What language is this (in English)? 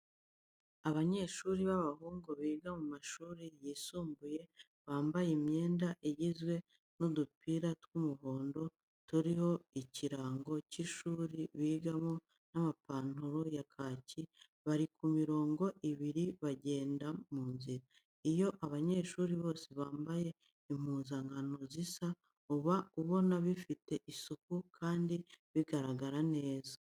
Kinyarwanda